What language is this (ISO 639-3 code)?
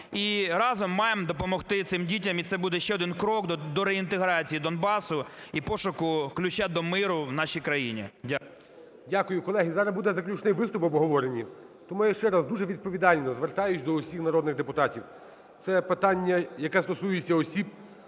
ukr